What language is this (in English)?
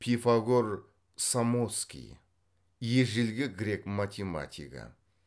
Kazakh